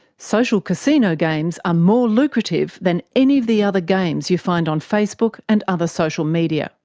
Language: English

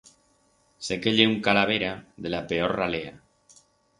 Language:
Aragonese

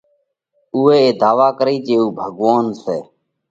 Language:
Parkari Koli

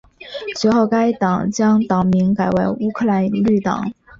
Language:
Chinese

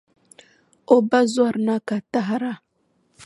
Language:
Dagbani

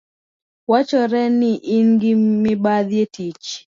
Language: Luo (Kenya and Tanzania)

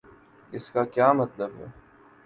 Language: Urdu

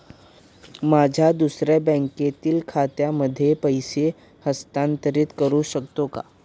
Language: Marathi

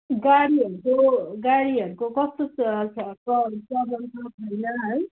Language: Nepali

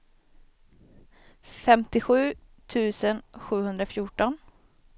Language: Swedish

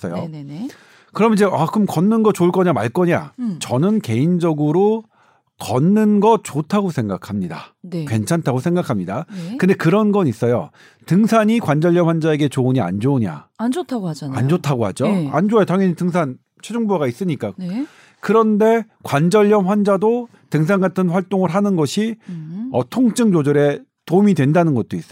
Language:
Korean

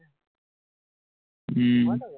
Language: Assamese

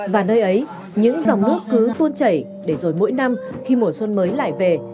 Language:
Vietnamese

